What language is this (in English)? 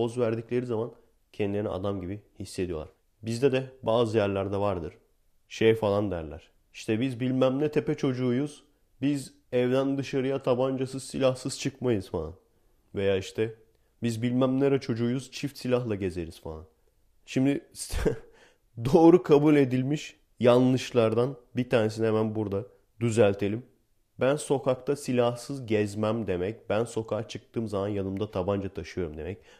Turkish